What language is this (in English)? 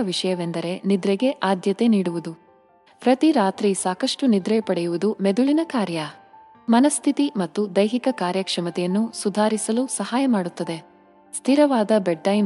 Kannada